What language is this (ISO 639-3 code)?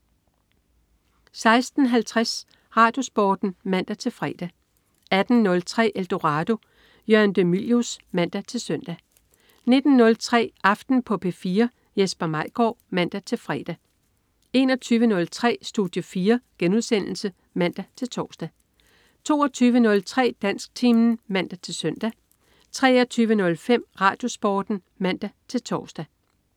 dan